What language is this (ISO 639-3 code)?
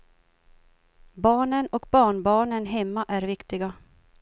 swe